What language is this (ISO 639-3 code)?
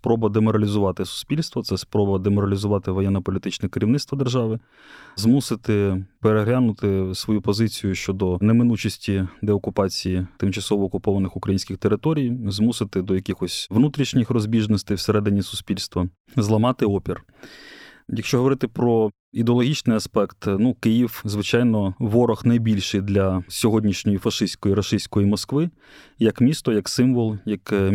ukr